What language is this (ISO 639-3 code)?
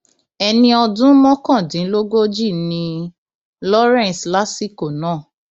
yor